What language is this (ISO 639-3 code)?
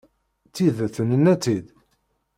kab